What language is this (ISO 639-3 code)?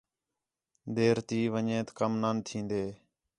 xhe